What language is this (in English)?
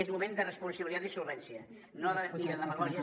Catalan